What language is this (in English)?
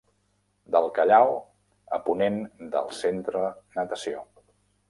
Catalan